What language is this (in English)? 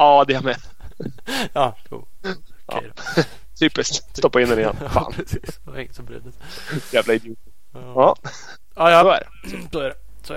Swedish